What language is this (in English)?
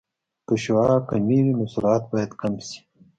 Pashto